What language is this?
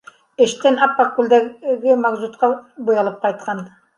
Bashkir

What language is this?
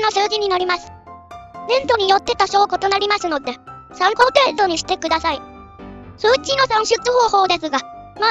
Japanese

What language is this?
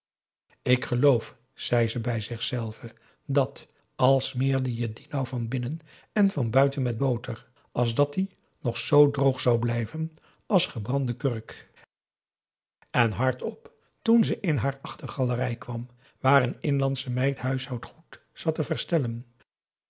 Dutch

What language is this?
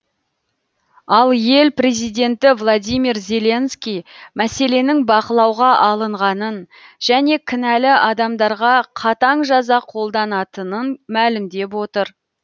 Kazakh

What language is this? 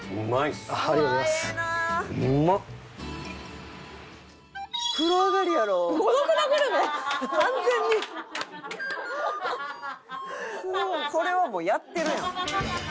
Japanese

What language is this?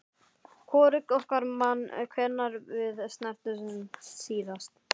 Icelandic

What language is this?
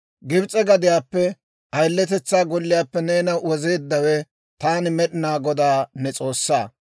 Dawro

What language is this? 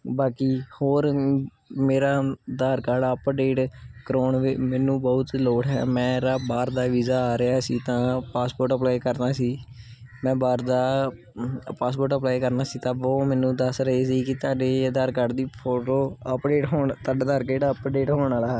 Punjabi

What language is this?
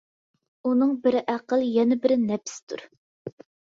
Uyghur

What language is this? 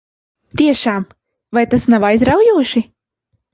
Latvian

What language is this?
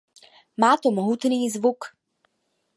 Czech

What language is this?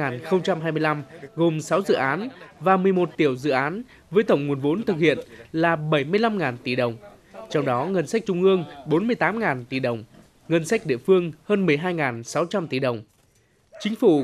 Vietnamese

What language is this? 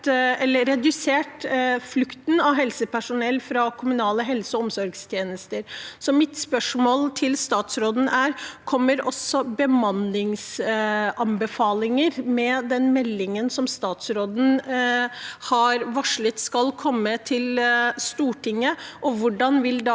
Norwegian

